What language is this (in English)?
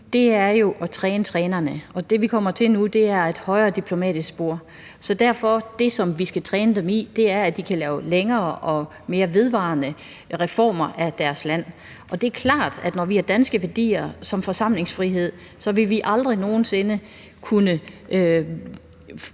Danish